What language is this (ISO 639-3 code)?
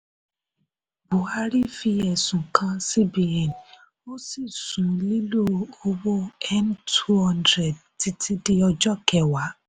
yor